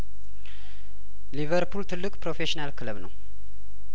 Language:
Amharic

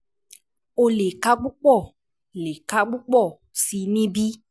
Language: Yoruba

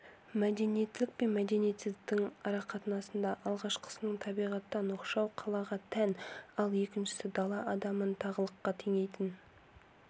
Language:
Kazakh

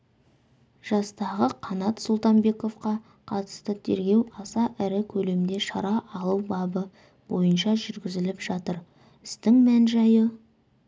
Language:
Kazakh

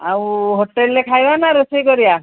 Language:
Odia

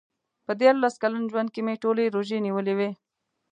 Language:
Pashto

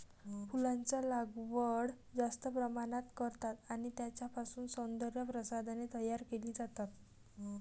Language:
Marathi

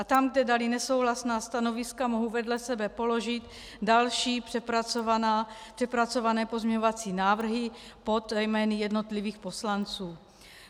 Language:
Czech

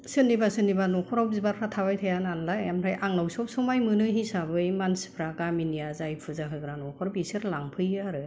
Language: Bodo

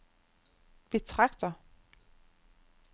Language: Danish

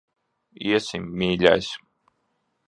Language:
Latvian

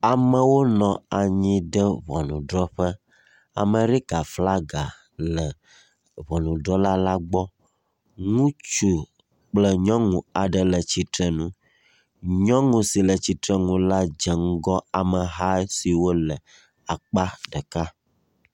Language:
Ewe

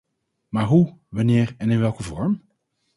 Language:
Dutch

